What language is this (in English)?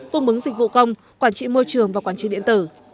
Vietnamese